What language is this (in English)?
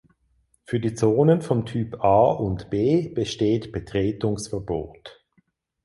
German